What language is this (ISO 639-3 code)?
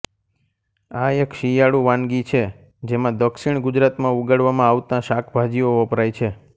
guj